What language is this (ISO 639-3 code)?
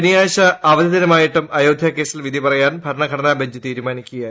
mal